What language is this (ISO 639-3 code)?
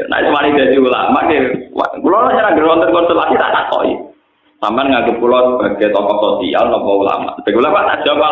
ind